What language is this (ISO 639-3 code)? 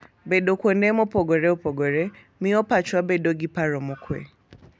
luo